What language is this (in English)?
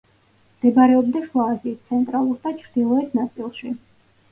Georgian